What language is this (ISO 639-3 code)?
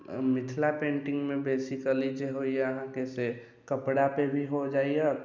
mai